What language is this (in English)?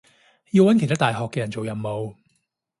Cantonese